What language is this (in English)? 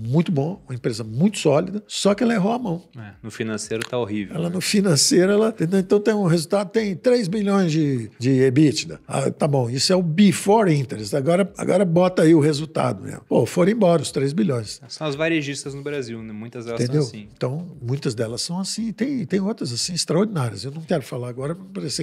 Portuguese